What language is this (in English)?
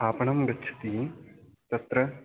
Sanskrit